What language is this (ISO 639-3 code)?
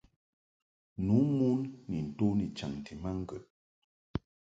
mhk